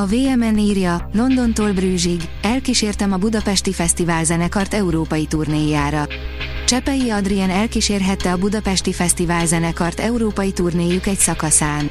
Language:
Hungarian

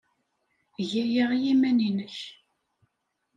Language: Kabyle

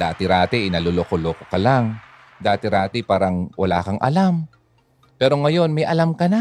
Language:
Filipino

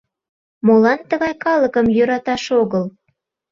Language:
Mari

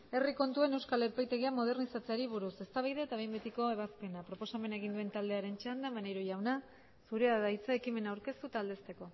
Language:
Basque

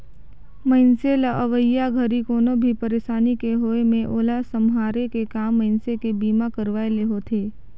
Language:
Chhattisgarhi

